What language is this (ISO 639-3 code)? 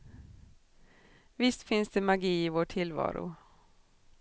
swe